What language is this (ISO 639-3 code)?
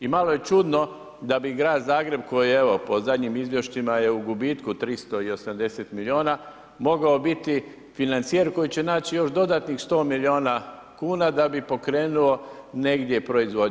hrv